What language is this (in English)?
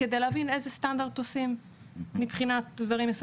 Hebrew